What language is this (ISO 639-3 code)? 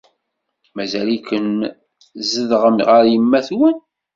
kab